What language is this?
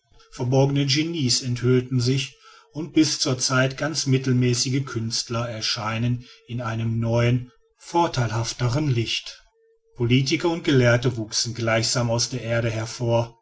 German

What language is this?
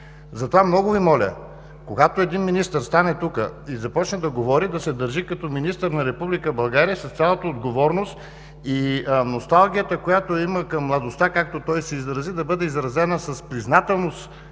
Bulgarian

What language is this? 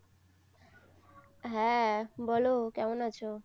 Bangla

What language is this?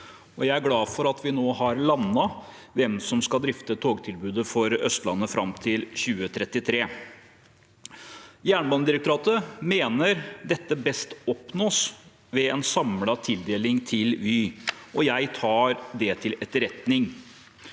Norwegian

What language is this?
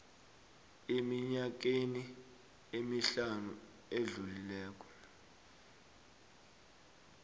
South Ndebele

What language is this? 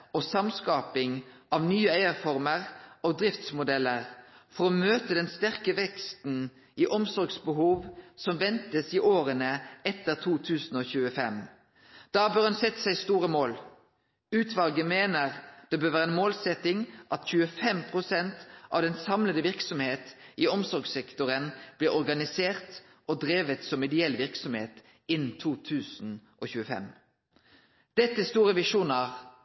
Norwegian Nynorsk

